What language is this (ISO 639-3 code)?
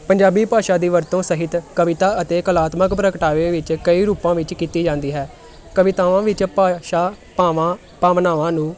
pan